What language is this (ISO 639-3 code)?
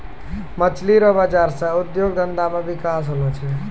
mai